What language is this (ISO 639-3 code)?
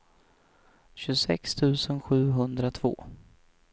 swe